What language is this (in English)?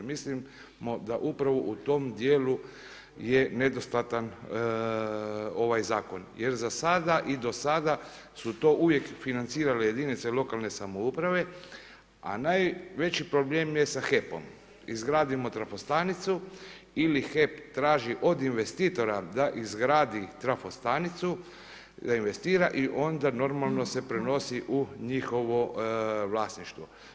Croatian